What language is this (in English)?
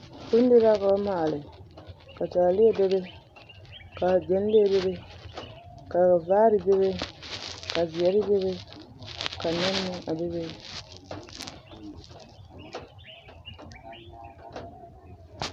Southern Dagaare